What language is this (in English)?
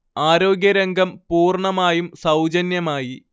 Malayalam